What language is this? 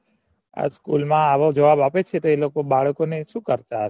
Gujarati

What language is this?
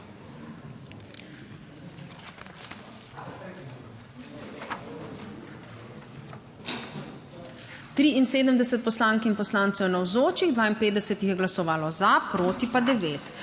Slovenian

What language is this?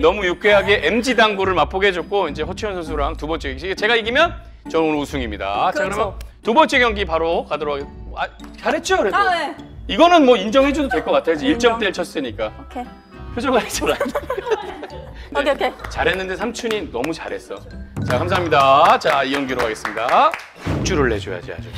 Korean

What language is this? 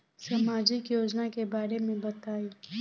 Bhojpuri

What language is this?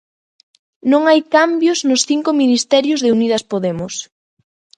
Galician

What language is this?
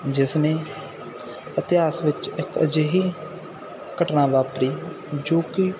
Punjabi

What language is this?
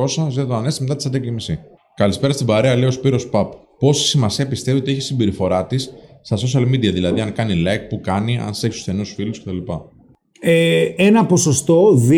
Greek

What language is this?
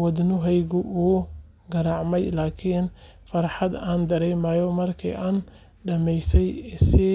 Somali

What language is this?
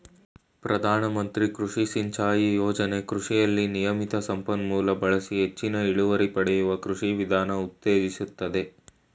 Kannada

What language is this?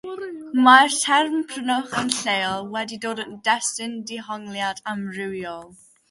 Welsh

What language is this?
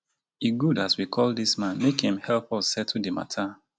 Nigerian Pidgin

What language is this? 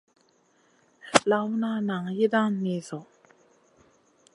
Masana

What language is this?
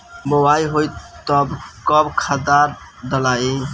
Bhojpuri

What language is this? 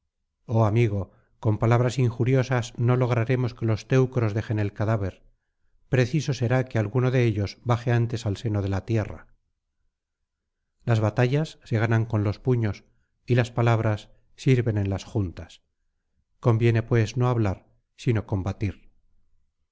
Spanish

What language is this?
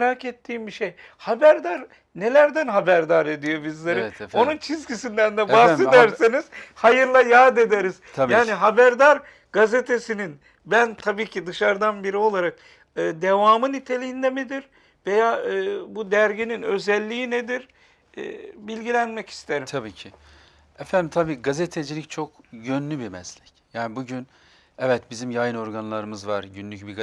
Turkish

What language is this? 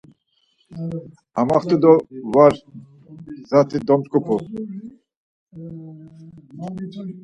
Laz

